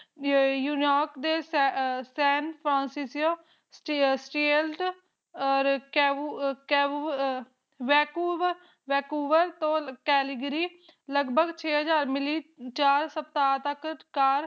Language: Punjabi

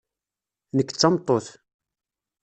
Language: Kabyle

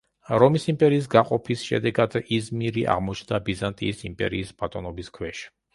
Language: Georgian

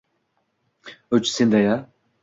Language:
Uzbek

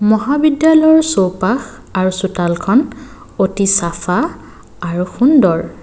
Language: Assamese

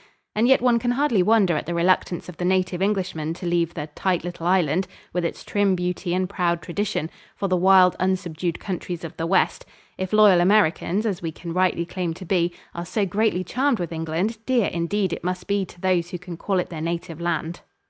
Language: English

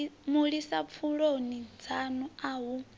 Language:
Venda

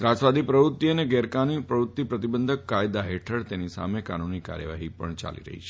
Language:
Gujarati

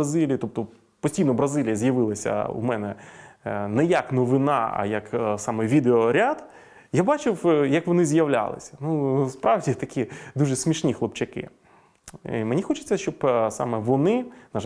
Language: Ukrainian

